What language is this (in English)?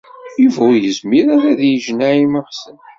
Kabyle